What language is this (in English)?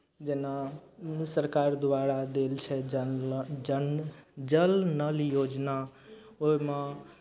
Maithili